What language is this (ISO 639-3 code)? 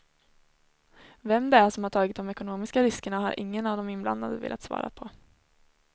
swe